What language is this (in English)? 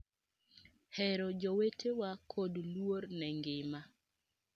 Luo (Kenya and Tanzania)